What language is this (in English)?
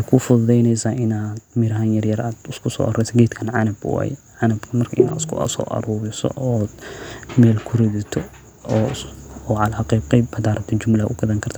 Somali